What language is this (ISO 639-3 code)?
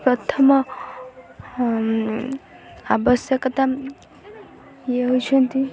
ori